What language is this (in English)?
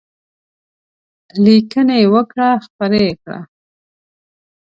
Pashto